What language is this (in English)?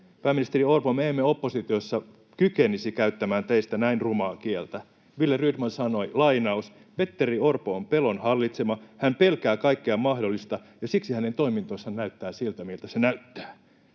Finnish